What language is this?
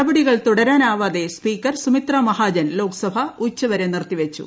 Malayalam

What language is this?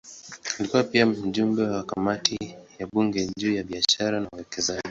Swahili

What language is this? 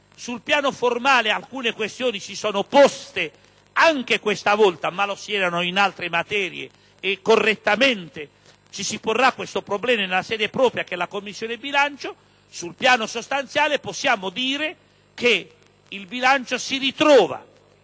Italian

